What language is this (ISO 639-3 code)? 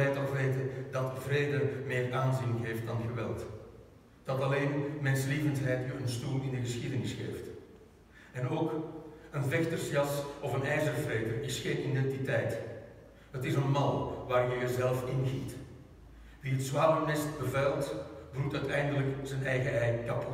nld